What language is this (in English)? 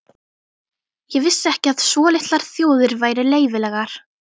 Icelandic